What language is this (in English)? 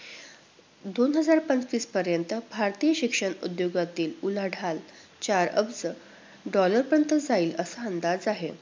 Marathi